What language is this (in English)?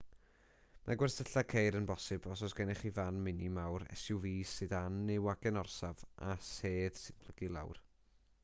Welsh